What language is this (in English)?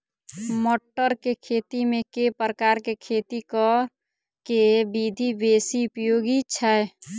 Maithili